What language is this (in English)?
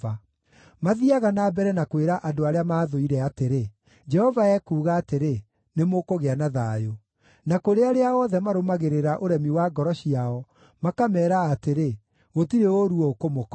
Kikuyu